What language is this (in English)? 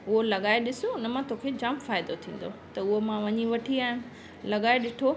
Sindhi